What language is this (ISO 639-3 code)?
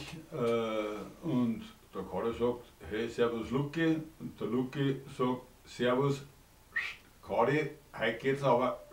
deu